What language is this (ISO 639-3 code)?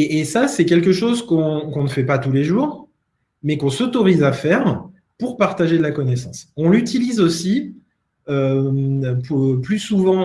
fra